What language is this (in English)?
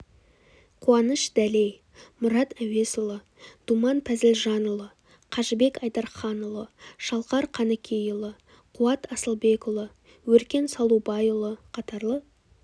Kazakh